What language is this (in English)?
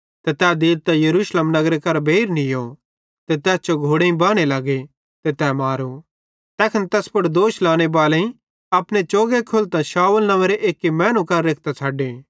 Bhadrawahi